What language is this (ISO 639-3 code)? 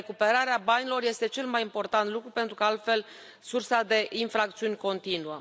ron